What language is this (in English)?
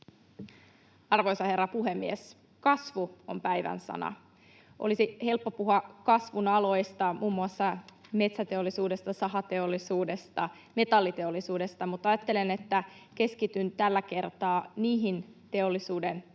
Finnish